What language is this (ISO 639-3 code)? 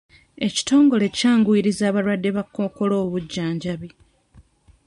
lug